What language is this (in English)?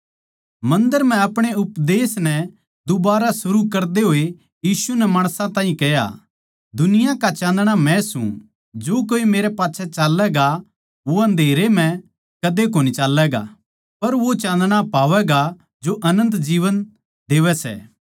Haryanvi